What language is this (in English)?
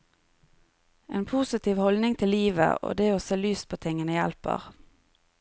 Norwegian